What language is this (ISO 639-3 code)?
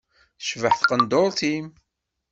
kab